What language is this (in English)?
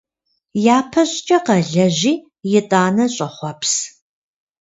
Kabardian